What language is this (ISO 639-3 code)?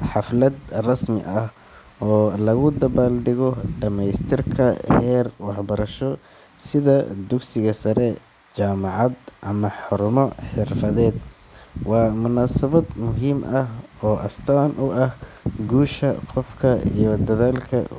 som